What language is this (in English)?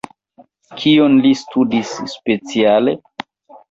Esperanto